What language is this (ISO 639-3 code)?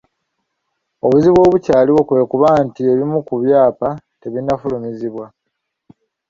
lug